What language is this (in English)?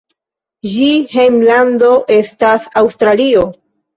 Esperanto